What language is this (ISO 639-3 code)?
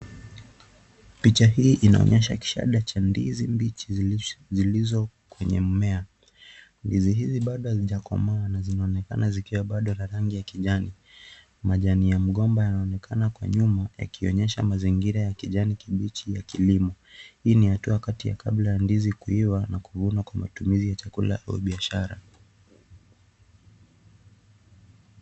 swa